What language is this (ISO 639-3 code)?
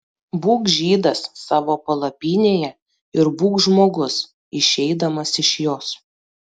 lit